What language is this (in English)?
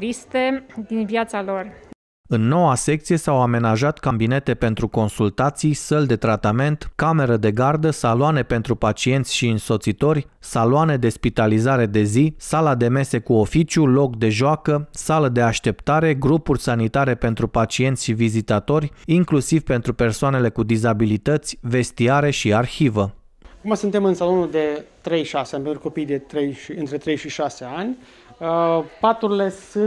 Romanian